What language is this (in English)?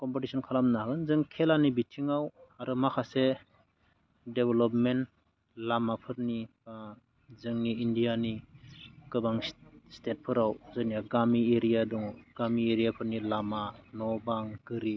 Bodo